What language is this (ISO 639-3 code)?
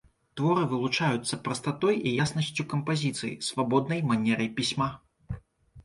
bel